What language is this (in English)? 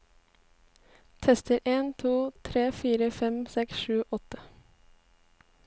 Norwegian